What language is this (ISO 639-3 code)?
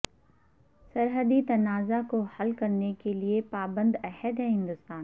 urd